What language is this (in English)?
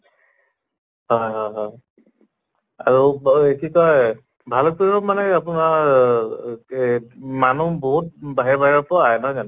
Assamese